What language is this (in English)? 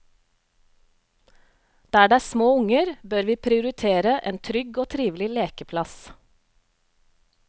Norwegian